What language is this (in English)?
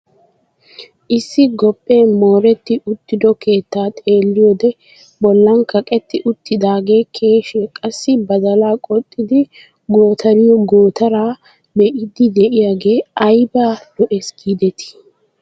Wolaytta